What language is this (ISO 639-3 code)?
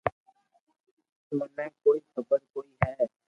lrk